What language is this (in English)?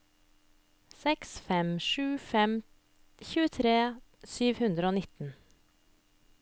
Norwegian